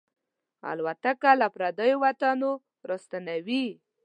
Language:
Pashto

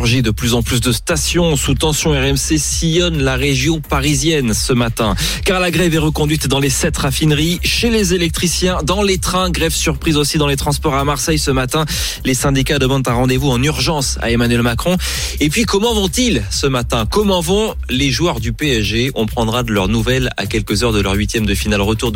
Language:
French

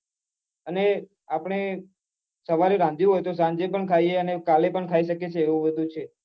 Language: Gujarati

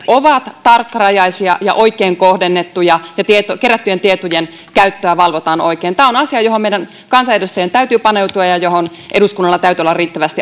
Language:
Finnish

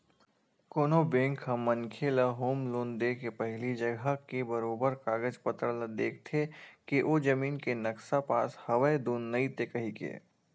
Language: Chhattisgarhi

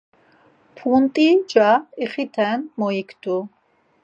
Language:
Laz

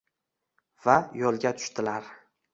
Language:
Uzbek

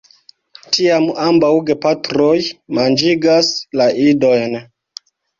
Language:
Esperanto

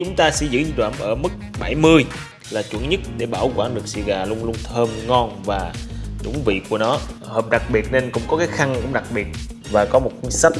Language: Vietnamese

